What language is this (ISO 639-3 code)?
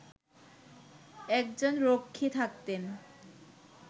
ben